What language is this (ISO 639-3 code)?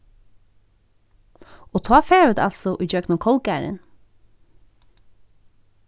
fao